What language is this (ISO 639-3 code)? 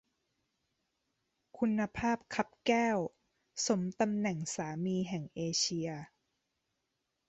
tha